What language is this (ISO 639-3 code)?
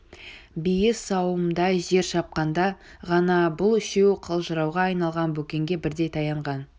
kaz